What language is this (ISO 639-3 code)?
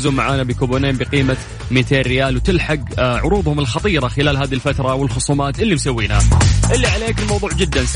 ara